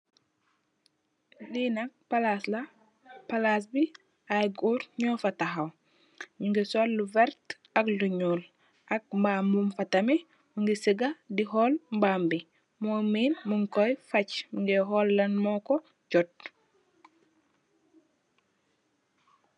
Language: Wolof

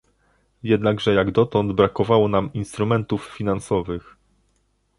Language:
Polish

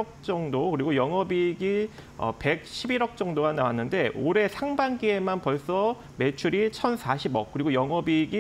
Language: Korean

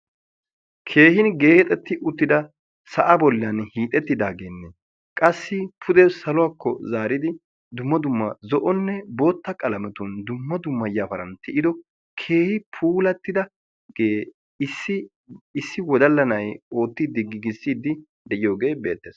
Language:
Wolaytta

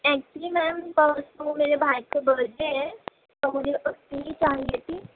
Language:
Urdu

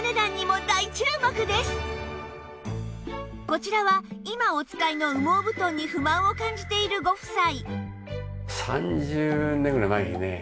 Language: Japanese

